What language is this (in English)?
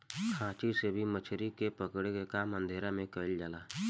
Bhojpuri